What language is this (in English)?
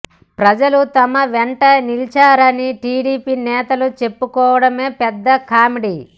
Telugu